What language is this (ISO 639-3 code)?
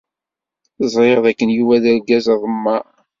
kab